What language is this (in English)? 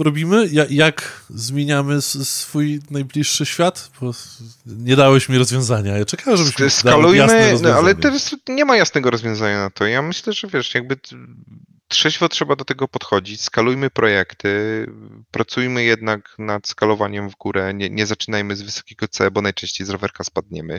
Polish